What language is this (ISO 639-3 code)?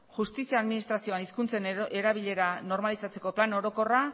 eus